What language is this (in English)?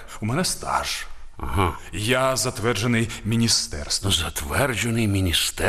Ukrainian